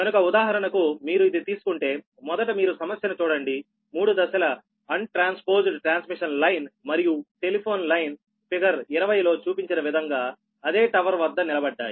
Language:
Telugu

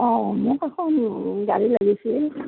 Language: Assamese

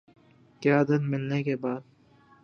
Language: Urdu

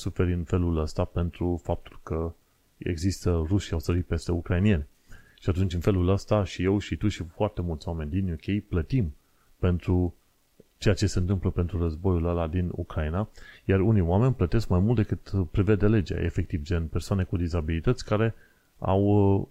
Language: Romanian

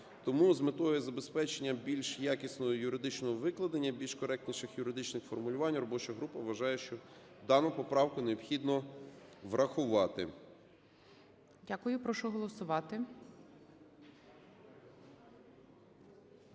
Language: Ukrainian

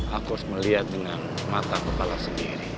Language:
Indonesian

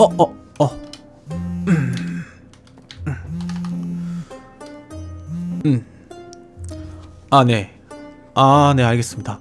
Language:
Korean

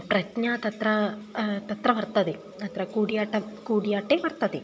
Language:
Sanskrit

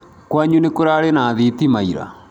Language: Kikuyu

